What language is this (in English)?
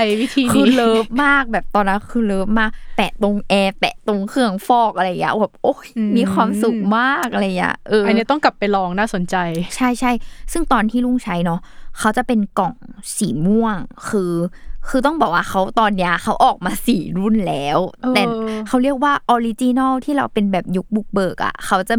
Thai